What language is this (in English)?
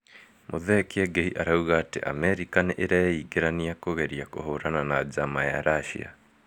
Kikuyu